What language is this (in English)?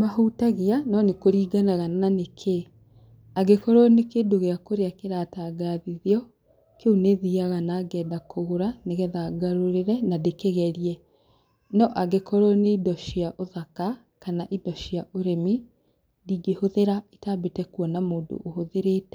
Kikuyu